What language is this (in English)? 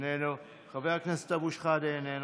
Hebrew